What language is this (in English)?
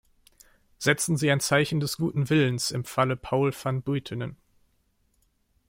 German